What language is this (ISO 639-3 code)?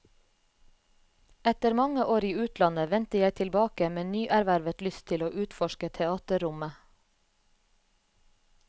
nor